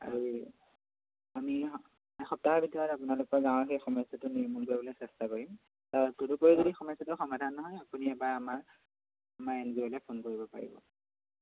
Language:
Assamese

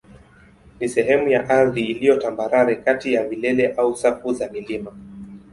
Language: Swahili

